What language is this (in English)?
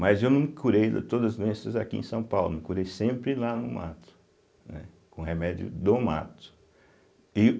Portuguese